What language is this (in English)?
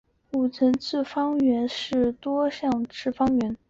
Chinese